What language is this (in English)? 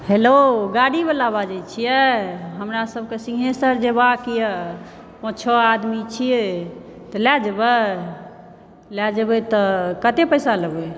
Maithili